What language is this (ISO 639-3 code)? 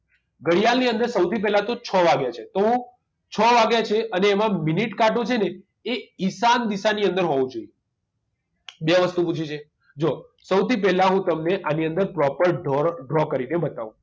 guj